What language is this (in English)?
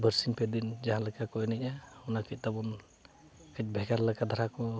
Santali